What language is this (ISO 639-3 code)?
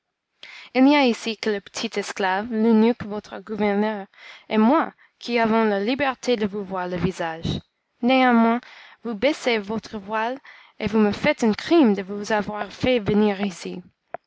fra